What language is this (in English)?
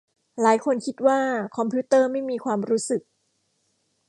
Thai